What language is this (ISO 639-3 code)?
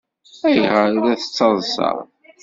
kab